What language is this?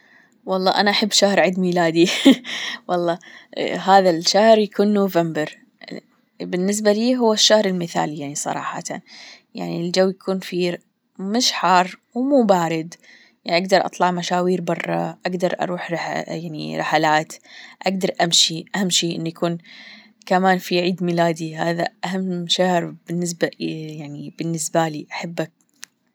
Gulf Arabic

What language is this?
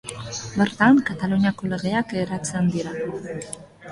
Basque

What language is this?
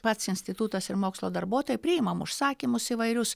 Lithuanian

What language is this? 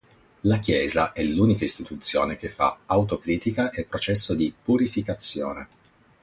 Italian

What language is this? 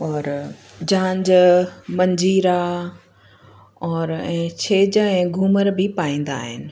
Sindhi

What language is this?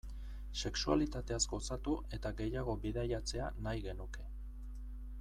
Basque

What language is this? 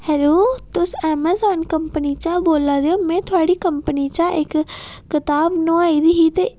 Dogri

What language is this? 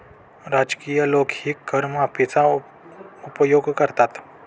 Marathi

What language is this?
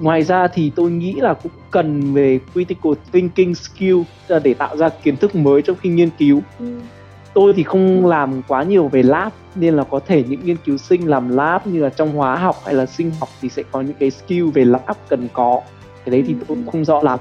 Vietnamese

